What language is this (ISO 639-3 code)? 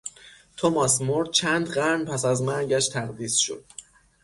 fas